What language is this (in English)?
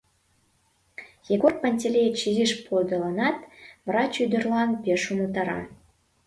Mari